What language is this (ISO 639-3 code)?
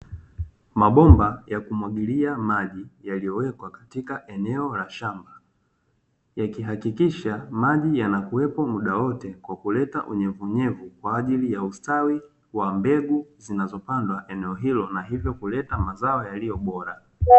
swa